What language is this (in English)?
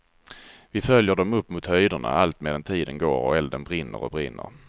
Swedish